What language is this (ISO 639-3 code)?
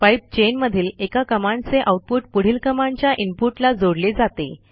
mar